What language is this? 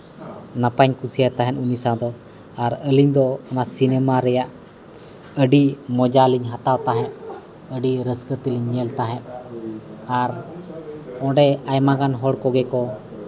Santali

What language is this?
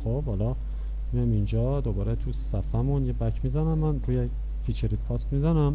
Persian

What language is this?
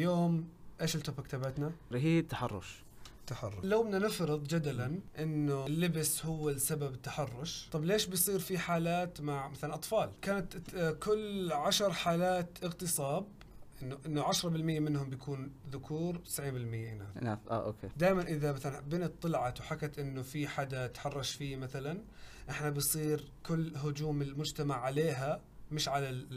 Arabic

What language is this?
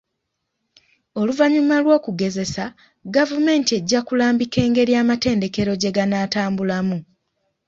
Ganda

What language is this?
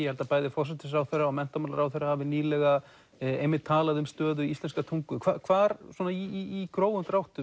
Icelandic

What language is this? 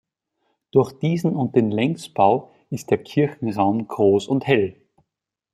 German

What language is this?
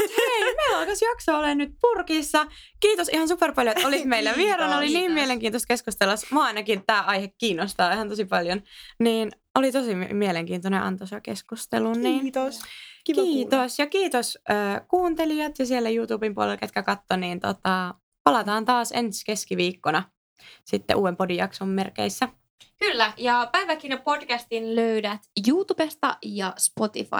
Finnish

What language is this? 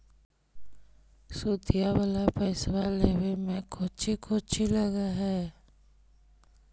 Magahi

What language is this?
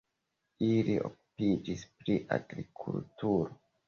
Esperanto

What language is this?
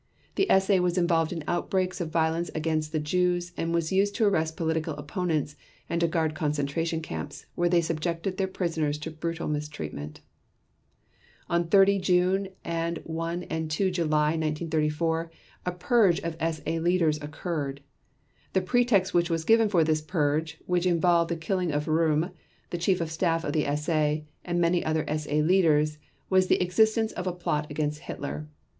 English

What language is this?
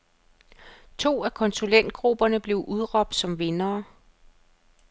Danish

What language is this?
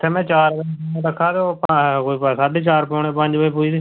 Dogri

